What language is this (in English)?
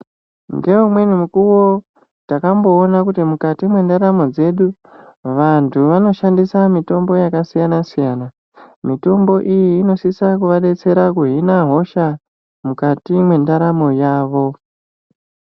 Ndau